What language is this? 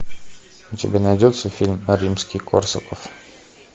Russian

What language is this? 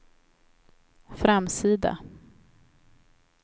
Swedish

